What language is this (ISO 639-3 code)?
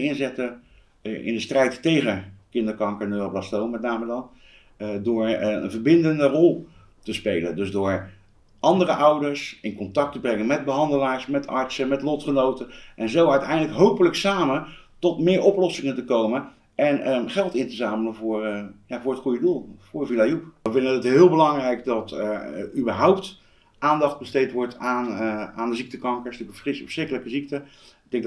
nld